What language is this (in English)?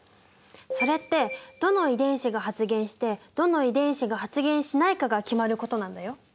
Japanese